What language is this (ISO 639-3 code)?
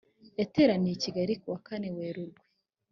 kin